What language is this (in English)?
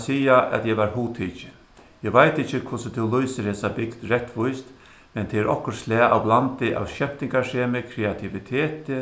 Faroese